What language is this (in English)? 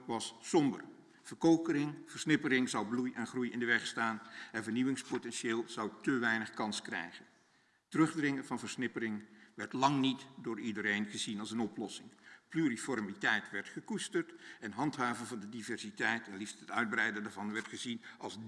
Dutch